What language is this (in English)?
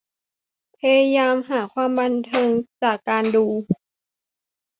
Thai